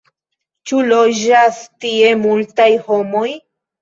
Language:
Esperanto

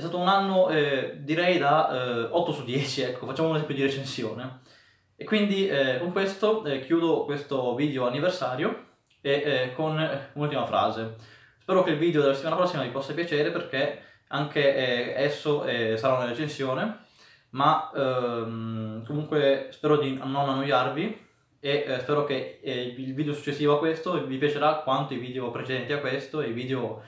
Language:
Italian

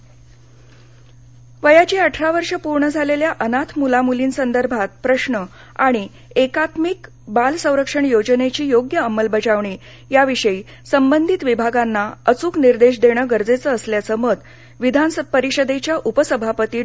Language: Marathi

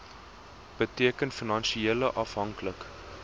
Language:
Afrikaans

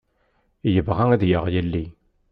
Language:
Kabyle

